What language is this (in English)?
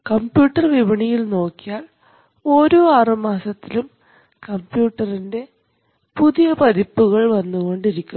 Malayalam